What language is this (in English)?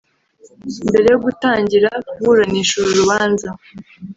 Kinyarwanda